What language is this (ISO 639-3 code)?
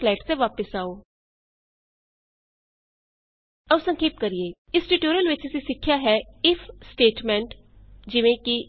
pan